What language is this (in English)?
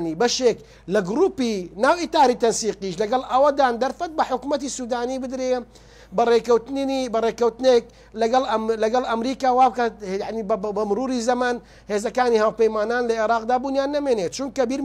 Arabic